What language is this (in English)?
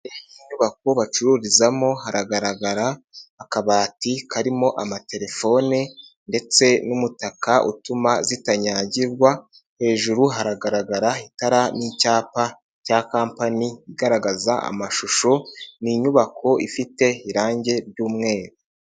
Kinyarwanda